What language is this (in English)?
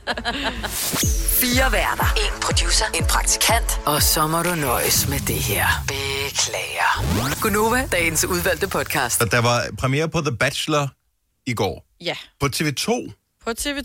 Danish